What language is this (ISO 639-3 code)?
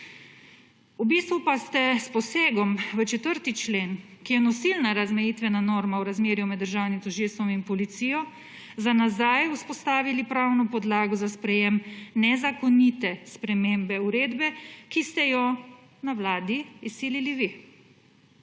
slv